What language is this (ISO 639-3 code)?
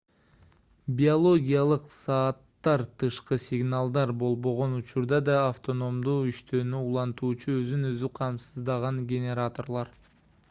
kir